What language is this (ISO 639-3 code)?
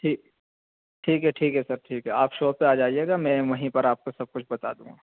urd